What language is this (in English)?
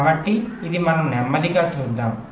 Telugu